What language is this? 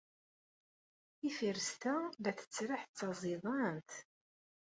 Kabyle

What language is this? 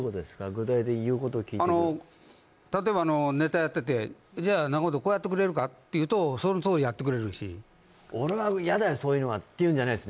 Japanese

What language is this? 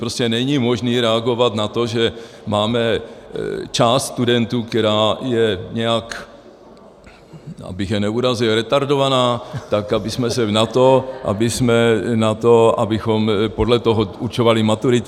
Czech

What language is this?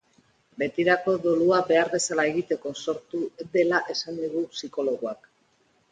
Basque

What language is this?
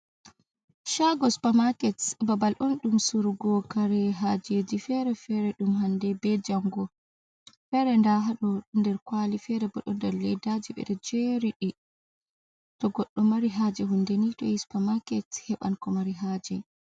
Fula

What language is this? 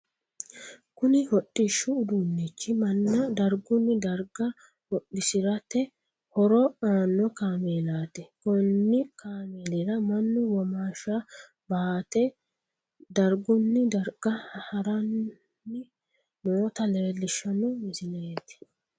Sidamo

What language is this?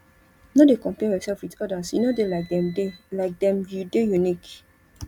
Nigerian Pidgin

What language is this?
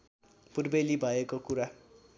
Nepali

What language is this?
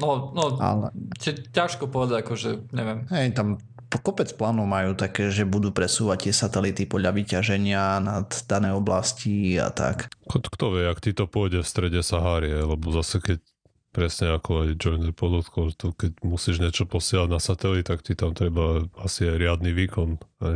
Slovak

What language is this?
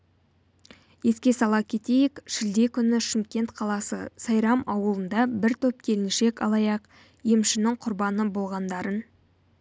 Kazakh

